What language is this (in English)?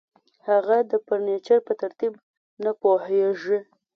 Pashto